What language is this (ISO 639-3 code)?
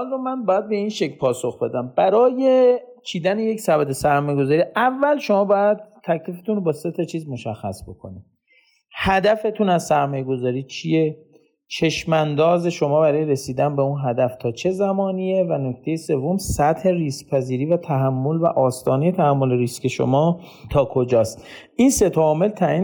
fas